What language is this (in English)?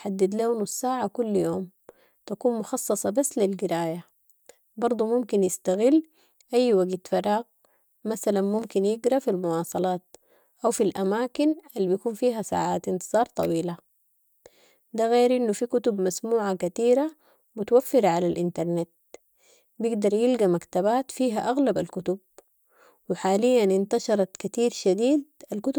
Sudanese Arabic